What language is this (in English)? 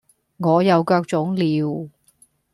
Cantonese